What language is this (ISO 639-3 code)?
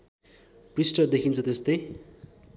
nep